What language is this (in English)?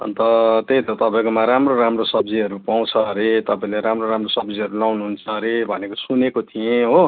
Nepali